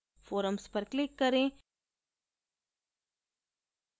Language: Hindi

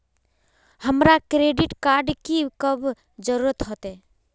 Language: Magahi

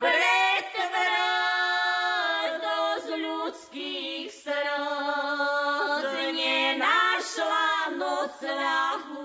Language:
Slovak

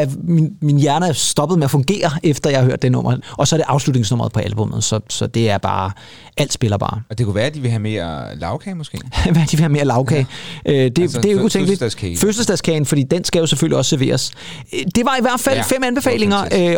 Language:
Danish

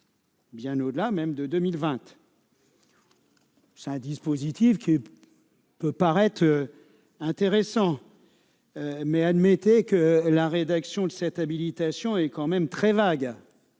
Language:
French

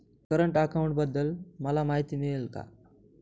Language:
Marathi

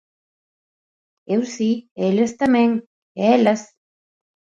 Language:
Galician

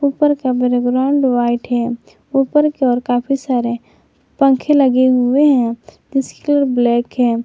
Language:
Hindi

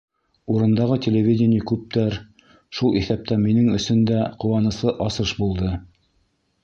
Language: Bashkir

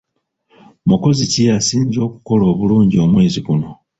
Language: Ganda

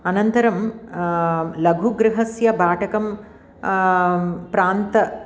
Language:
Sanskrit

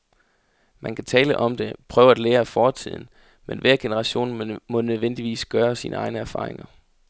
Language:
Danish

